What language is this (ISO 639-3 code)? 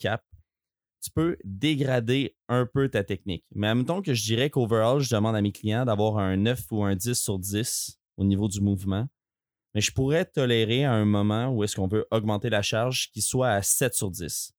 fra